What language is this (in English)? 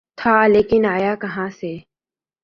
Urdu